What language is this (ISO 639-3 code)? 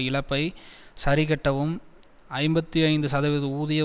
tam